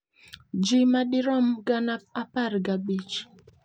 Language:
Luo (Kenya and Tanzania)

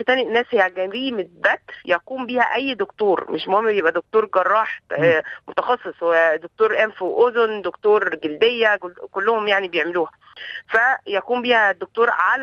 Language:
Arabic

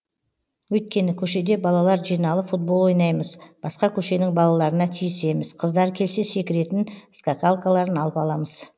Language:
Kazakh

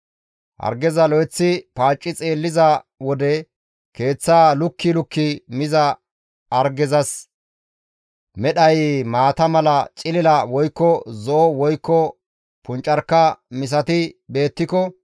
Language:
Gamo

